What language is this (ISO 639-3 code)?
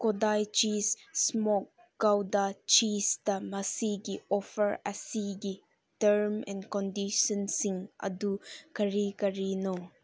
mni